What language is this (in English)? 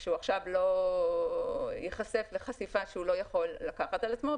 Hebrew